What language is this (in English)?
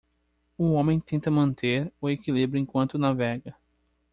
Portuguese